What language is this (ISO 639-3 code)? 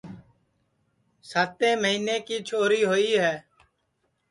ssi